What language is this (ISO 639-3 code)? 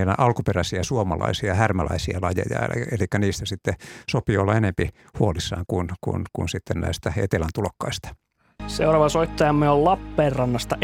fin